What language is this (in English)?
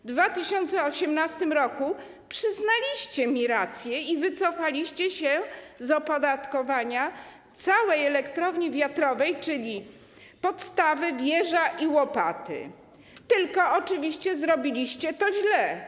Polish